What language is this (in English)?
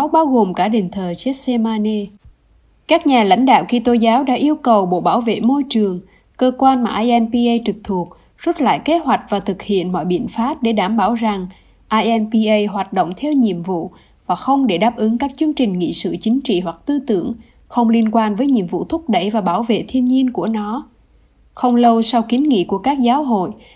Vietnamese